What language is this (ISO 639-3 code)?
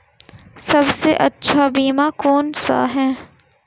hin